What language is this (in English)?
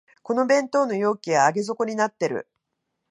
Japanese